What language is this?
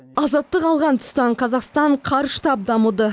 Kazakh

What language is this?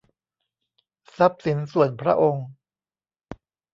Thai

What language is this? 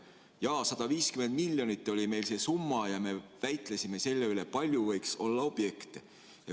Estonian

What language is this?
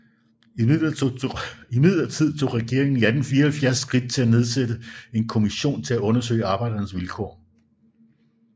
Danish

